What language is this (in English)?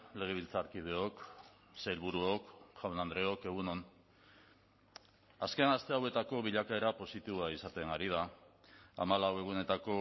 Basque